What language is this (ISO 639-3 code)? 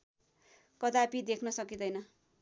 nep